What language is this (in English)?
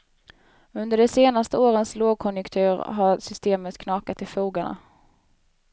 Swedish